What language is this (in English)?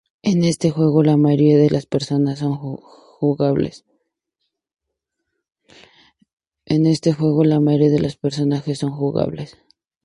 Spanish